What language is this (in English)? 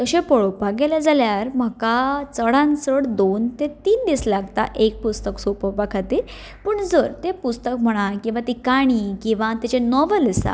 Konkani